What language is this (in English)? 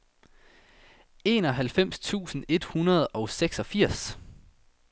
Danish